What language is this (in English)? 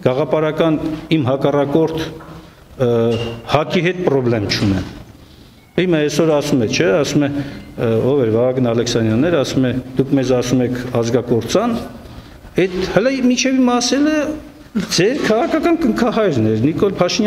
Romanian